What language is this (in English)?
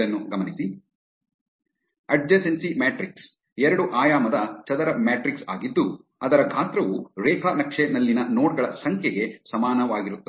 Kannada